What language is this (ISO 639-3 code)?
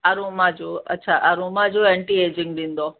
snd